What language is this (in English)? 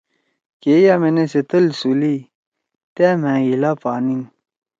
Torwali